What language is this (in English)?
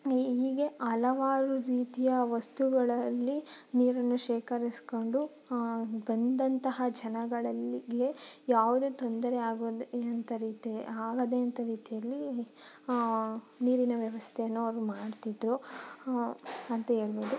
Kannada